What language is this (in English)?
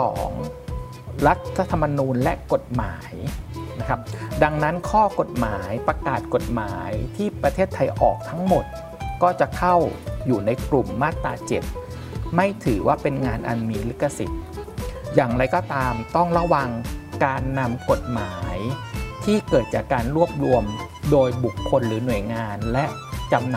Thai